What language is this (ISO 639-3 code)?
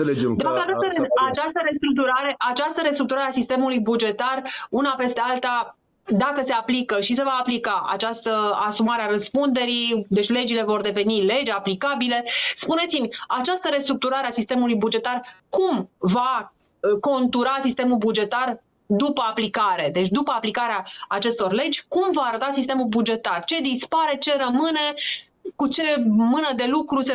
ron